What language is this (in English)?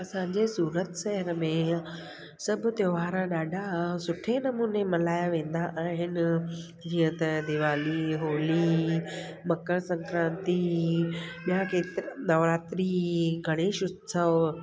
Sindhi